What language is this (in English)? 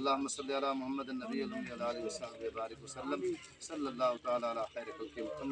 Arabic